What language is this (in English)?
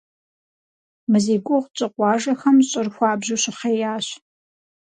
Kabardian